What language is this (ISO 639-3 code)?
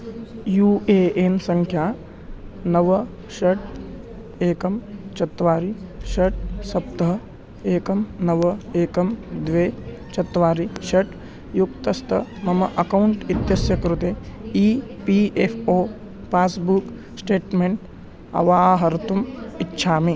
san